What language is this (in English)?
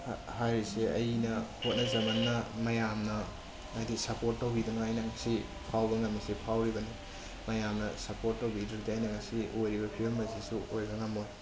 Manipuri